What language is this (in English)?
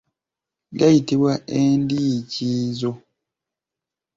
Ganda